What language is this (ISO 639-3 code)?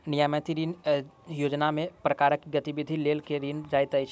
mai